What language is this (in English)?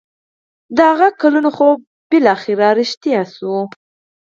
Pashto